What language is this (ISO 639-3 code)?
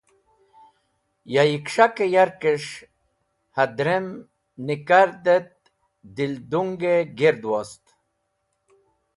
wbl